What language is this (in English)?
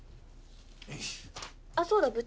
Japanese